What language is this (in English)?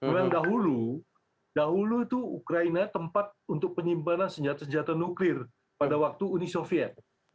Indonesian